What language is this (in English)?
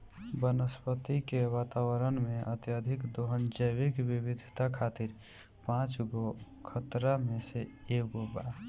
Bhojpuri